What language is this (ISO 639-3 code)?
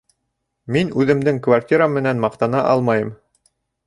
bak